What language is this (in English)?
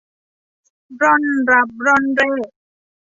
Thai